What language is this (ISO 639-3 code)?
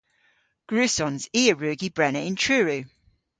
cor